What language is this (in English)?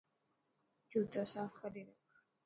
Dhatki